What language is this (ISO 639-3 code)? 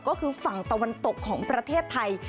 tha